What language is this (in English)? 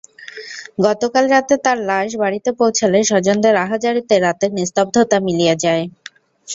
Bangla